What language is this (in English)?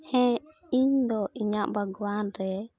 Santali